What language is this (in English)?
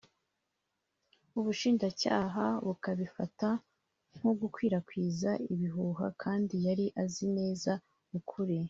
Kinyarwanda